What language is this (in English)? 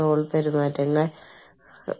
Malayalam